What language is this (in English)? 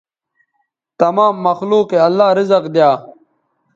Bateri